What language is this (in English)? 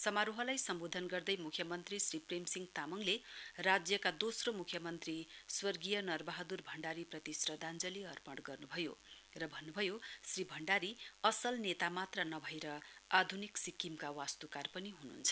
Nepali